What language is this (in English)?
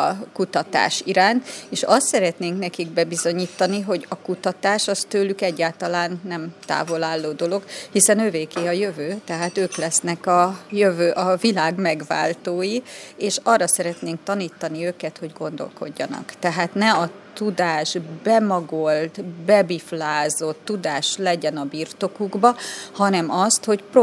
Hungarian